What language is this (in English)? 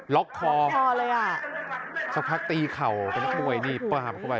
Thai